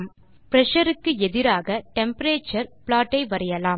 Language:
Tamil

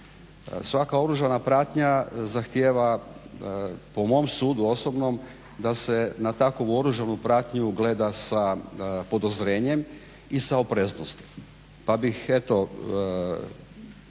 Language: Croatian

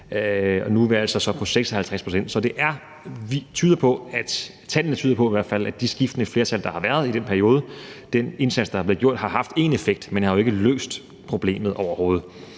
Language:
Danish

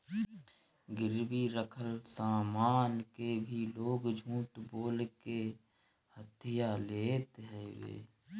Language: Bhojpuri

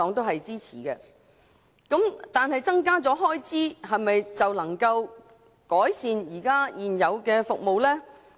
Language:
Cantonese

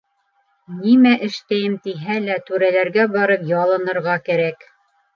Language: Bashkir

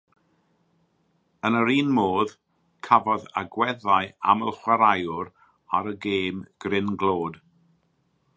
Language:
Welsh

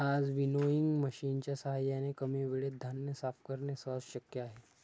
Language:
Marathi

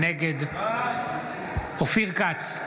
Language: Hebrew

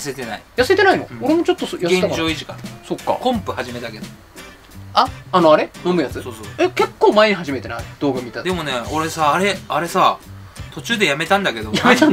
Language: Japanese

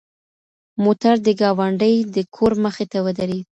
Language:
Pashto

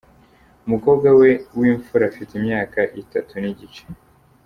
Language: Kinyarwanda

